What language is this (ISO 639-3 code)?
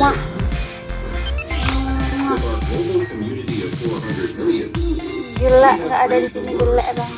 ind